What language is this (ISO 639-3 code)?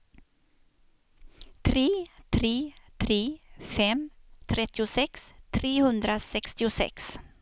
swe